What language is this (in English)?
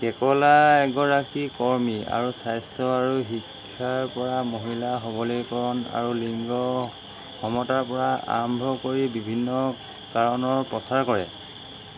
Assamese